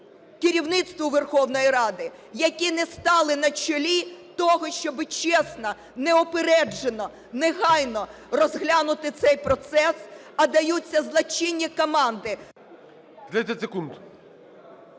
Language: Ukrainian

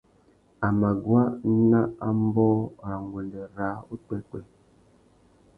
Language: Tuki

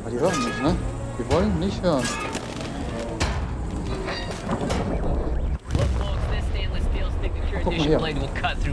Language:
German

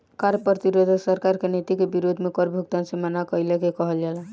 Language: Bhojpuri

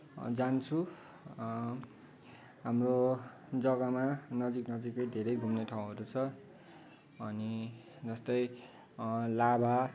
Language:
Nepali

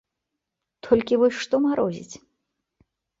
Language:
Belarusian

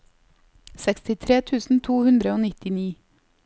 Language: Norwegian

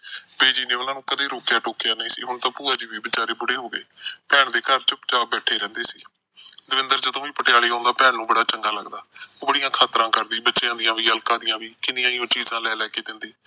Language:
Punjabi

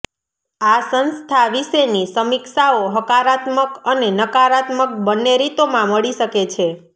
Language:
Gujarati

